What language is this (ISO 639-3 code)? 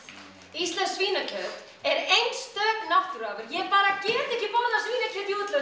isl